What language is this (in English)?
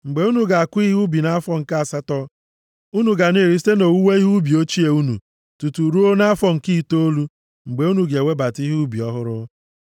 Igbo